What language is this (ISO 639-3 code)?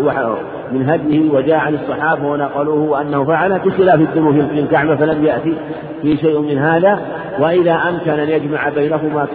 ara